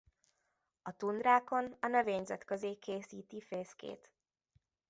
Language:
Hungarian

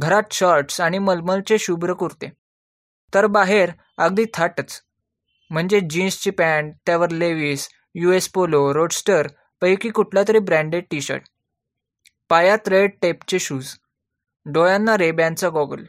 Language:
Marathi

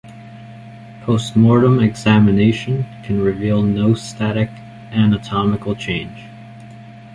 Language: English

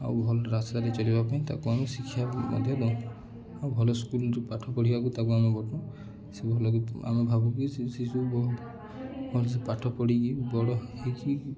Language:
Odia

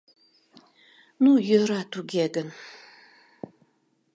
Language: Mari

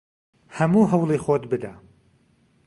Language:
Central Kurdish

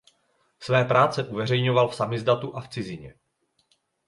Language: Czech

